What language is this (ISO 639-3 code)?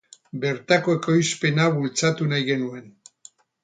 eus